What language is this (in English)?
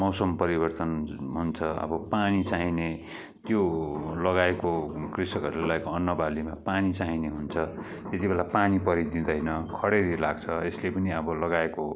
Nepali